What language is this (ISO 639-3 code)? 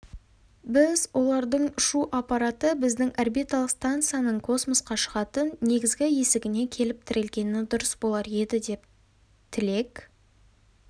kaz